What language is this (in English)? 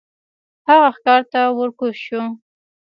Pashto